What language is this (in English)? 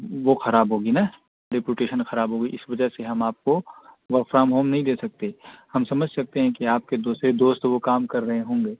Urdu